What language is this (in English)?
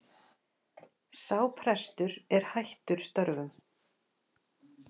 Icelandic